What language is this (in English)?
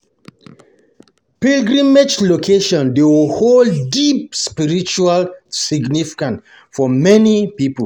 Nigerian Pidgin